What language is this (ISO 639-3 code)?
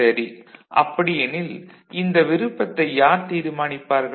tam